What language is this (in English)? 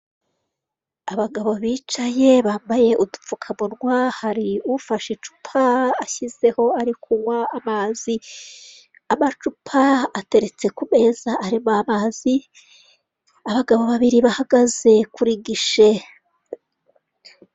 Kinyarwanda